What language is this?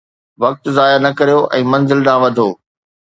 Sindhi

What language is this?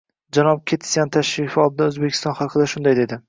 Uzbek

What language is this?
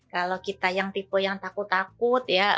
Indonesian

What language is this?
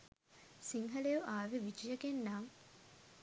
Sinhala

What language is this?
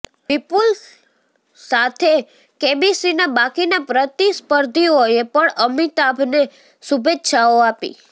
Gujarati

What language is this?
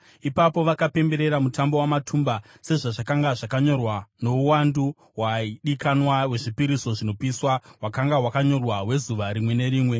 Shona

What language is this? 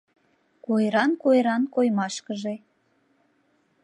Mari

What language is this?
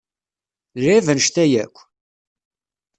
Kabyle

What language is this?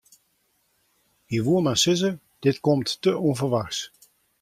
Western Frisian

